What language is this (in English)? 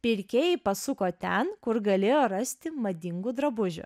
Lithuanian